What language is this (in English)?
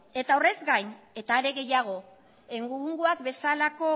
Basque